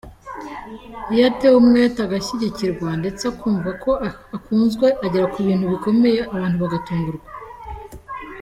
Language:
Kinyarwanda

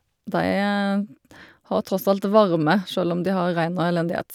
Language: Norwegian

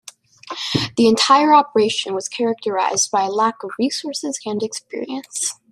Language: English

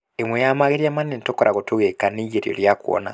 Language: Kikuyu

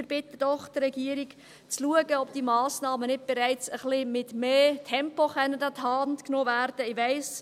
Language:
Swiss German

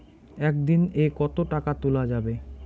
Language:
Bangla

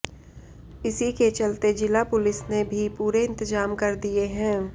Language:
Hindi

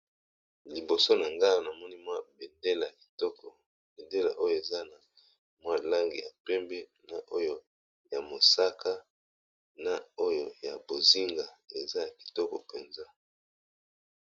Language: Lingala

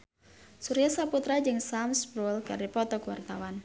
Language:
Sundanese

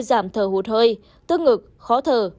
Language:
Vietnamese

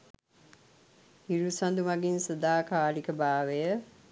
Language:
Sinhala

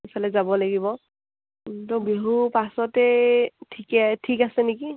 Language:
Assamese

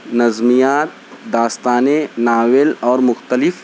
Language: Urdu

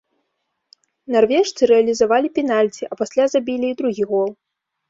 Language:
Belarusian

